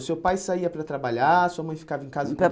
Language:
Portuguese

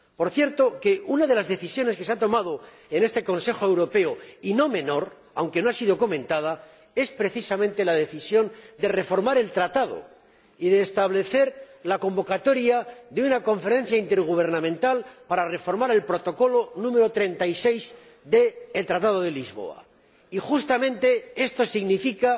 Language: Spanish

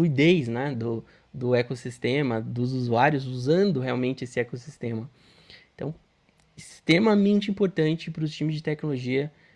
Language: Portuguese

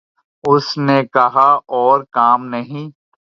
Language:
Urdu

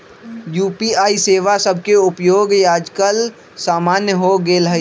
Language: Magahi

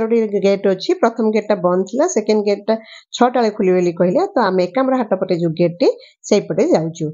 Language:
Bangla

